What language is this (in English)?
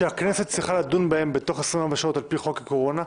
Hebrew